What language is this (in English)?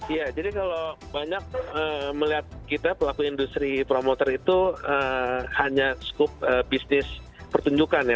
Indonesian